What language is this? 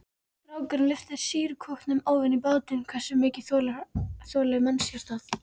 Icelandic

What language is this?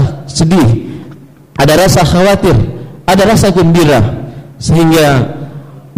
Malay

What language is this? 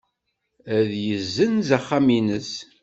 Kabyle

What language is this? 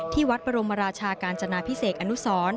Thai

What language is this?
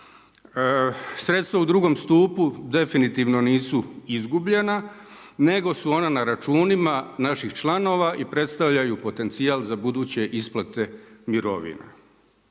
Croatian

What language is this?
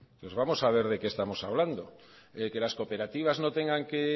Spanish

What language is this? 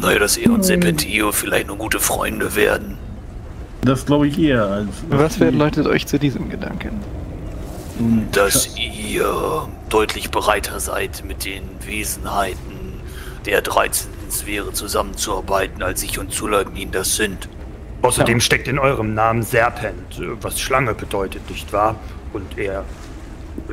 German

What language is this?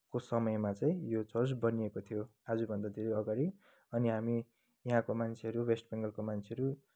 Nepali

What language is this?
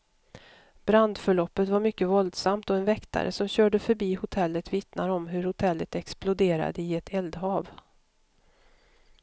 Swedish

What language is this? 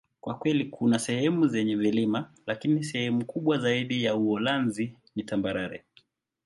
Swahili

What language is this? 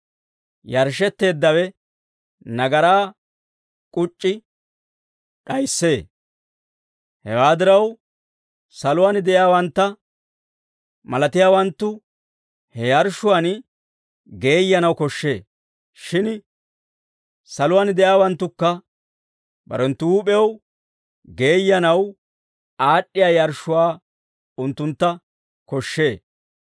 Dawro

